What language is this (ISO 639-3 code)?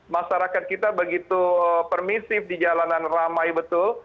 ind